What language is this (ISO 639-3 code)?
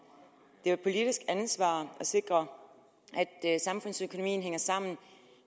dan